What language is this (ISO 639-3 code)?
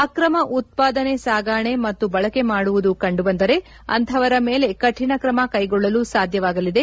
kan